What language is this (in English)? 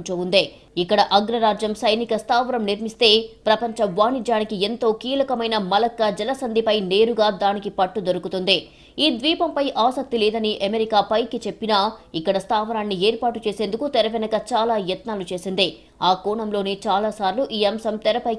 Telugu